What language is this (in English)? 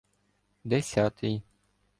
Ukrainian